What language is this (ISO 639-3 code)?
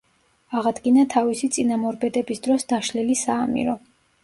kat